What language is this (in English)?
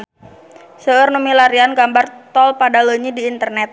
Sundanese